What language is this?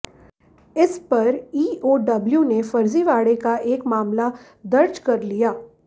Hindi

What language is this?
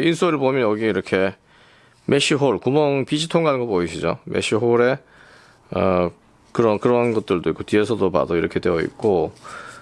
Korean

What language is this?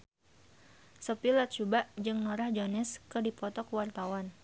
Sundanese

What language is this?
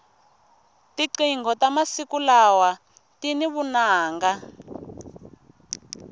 Tsonga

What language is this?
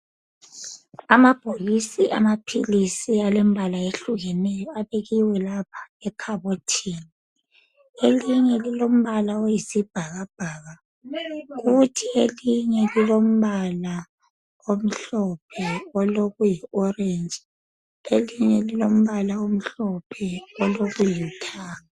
North Ndebele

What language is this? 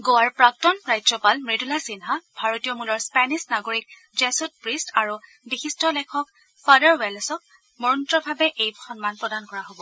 Assamese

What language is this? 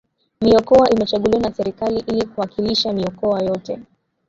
Swahili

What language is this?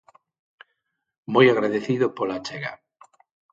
Galician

